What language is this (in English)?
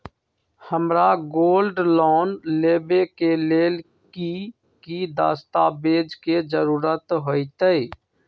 Magahi